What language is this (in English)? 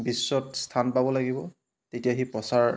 Assamese